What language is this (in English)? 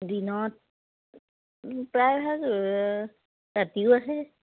Assamese